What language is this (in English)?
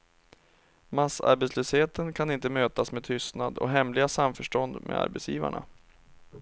Swedish